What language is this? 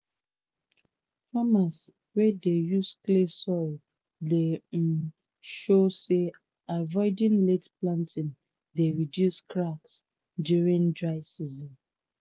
Nigerian Pidgin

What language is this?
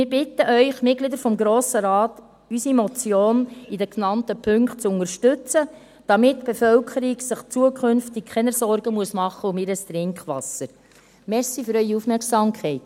Swiss German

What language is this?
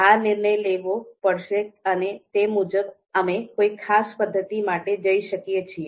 Gujarati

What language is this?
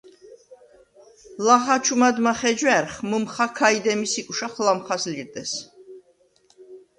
Svan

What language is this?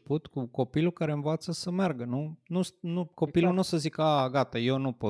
Romanian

